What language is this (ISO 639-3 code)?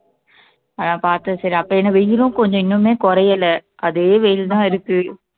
tam